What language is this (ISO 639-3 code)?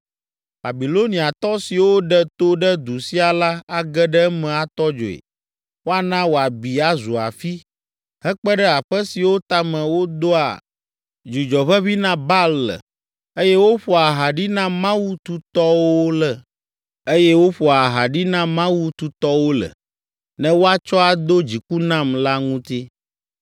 ewe